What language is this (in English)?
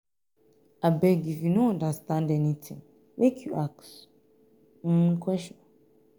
Nigerian Pidgin